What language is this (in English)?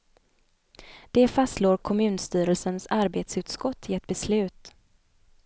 Swedish